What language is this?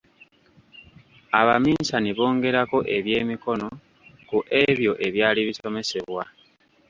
Ganda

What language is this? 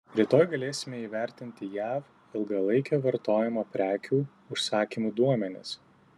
Lithuanian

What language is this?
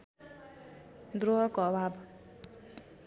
Nepali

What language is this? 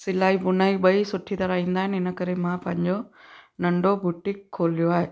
Sindhi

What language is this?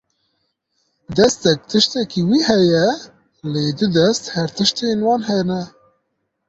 Kurdish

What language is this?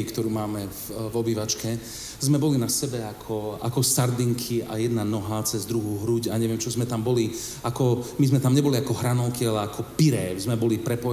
Slovak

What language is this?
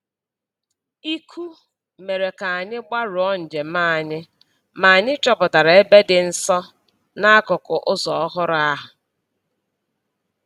Igbo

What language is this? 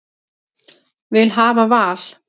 Icelandic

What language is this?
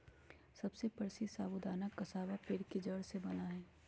Magahi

